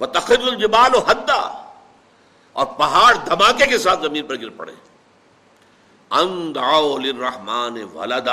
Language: Urdu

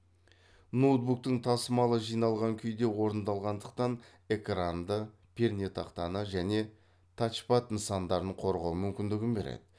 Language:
Kazakh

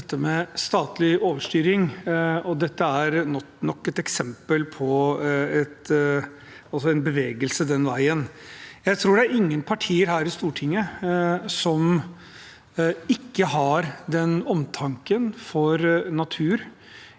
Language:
Norwegian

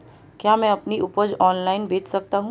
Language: Hindi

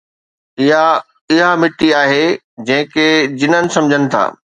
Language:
Sindhi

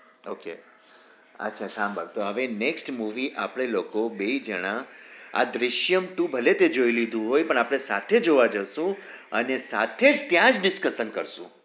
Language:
Gujarati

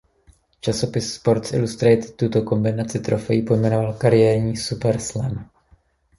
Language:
Czech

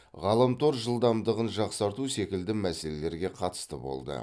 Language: Kazakh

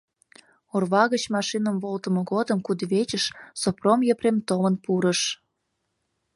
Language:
Mari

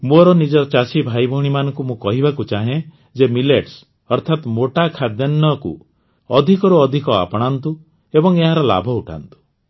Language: Odia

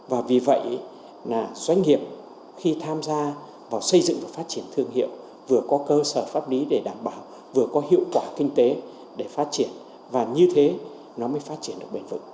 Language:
Vietnamese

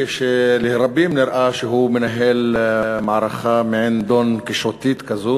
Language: Hebrew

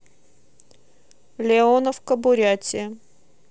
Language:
Russian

